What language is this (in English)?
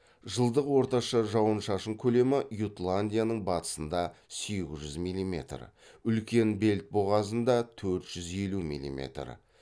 Kazakh